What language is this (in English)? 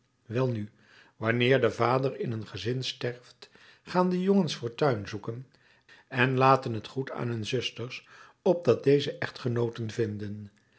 Dutch